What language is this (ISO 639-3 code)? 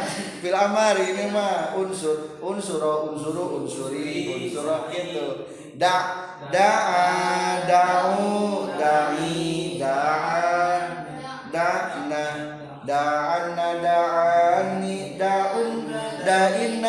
ind